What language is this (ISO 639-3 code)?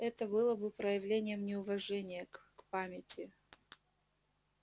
rus